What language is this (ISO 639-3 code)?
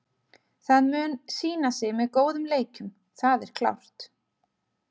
isl